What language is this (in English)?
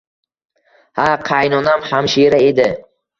Uzbek